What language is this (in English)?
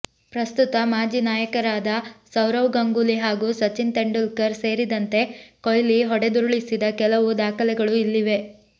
Kannada